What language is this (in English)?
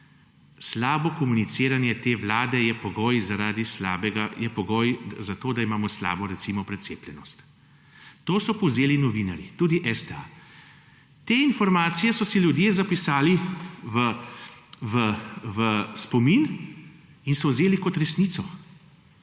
Slovenian